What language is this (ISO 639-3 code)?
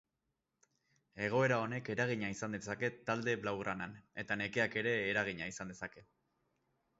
eus